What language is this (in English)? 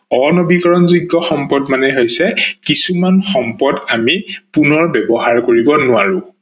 Assamese